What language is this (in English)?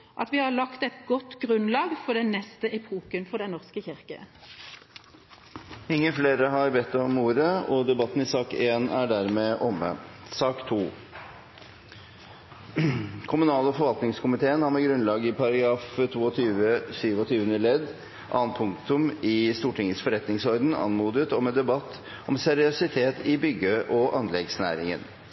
Norwegian Bokmål